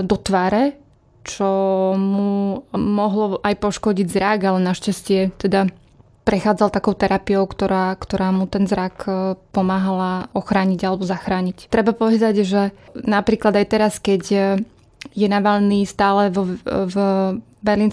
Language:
Slovak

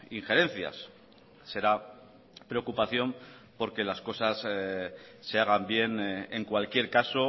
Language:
Spanish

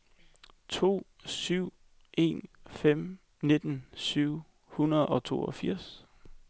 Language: Danish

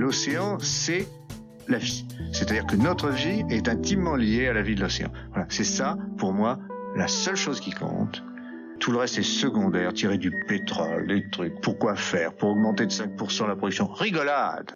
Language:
French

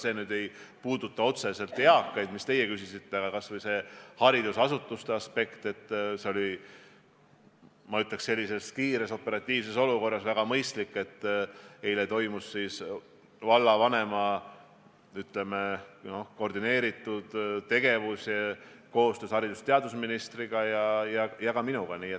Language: Estonian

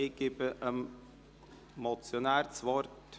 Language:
Swiss German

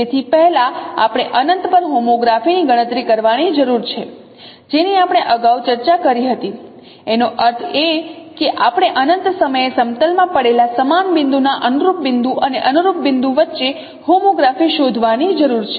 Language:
Gujarati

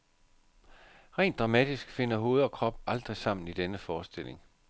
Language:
Danish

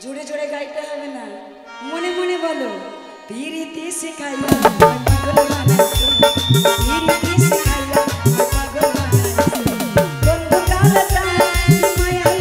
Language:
Arabic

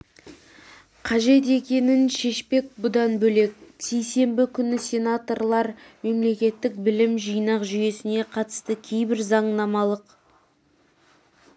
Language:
Kazakh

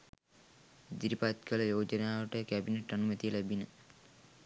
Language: Sinhala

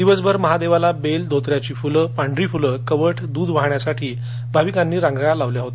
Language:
Marathi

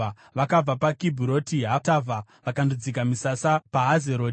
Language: Shona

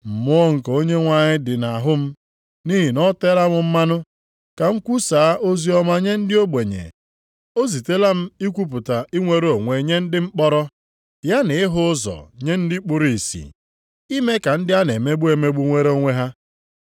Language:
Igbo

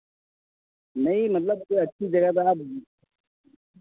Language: Hindi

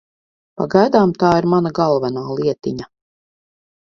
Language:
Latvian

